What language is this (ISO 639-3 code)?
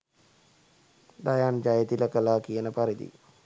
sin